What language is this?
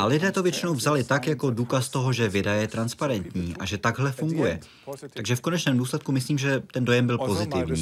Czech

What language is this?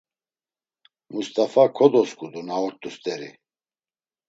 Laz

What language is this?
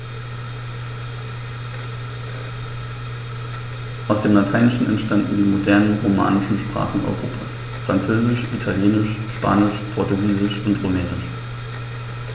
German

